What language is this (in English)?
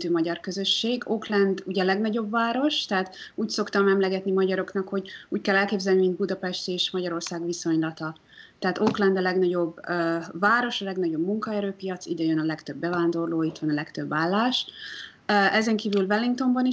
Hungarian